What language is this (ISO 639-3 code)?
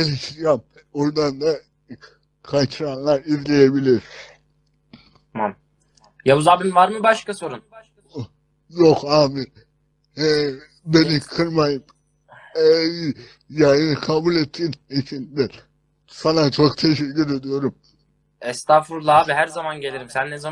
tur